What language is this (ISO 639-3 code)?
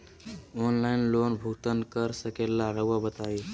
mag